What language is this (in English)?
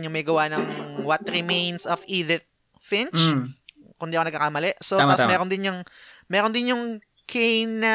Filipino